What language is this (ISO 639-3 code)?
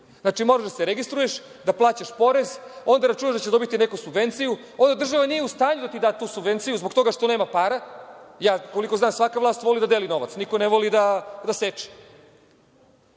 srp